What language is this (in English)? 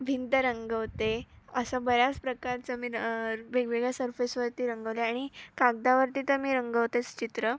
Marathi